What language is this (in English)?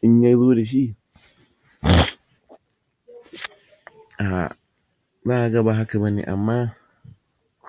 Hausa